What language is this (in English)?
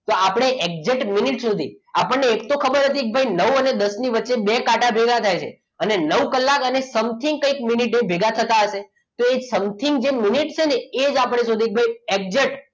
Gujarati